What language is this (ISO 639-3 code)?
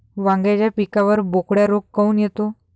mar